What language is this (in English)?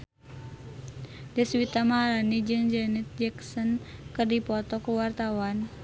Sundanese